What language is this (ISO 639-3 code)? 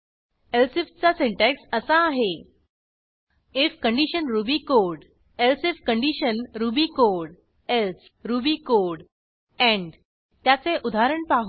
mar